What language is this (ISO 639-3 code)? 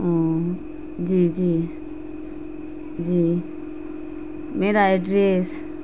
urd